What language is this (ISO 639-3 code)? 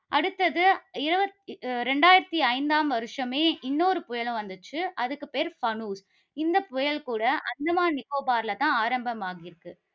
tam